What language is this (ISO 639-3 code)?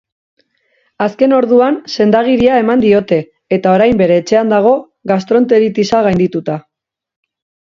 eus